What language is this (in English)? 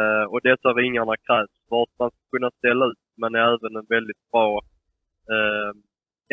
Swedish